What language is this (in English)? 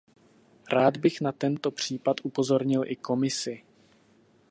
Czech